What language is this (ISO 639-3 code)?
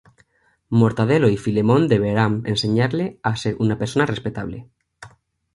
spa